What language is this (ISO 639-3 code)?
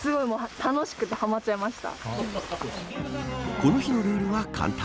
jpn